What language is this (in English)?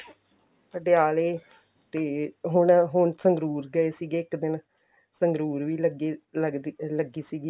Punjabi